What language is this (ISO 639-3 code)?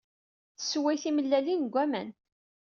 kab